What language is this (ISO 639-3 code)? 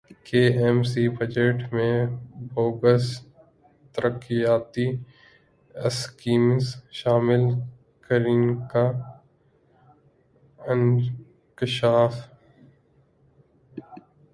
urd